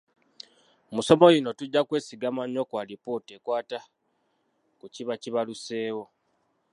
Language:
Ganda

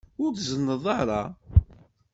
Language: Kabyle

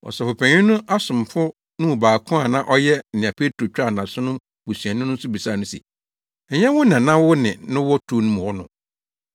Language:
Akan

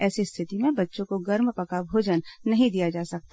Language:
Hindi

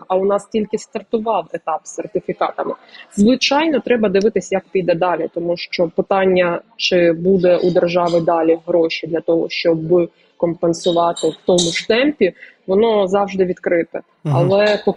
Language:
Ukrainian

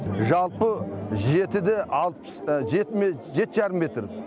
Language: Kazakh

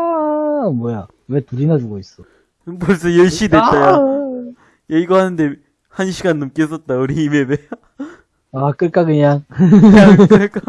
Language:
Korean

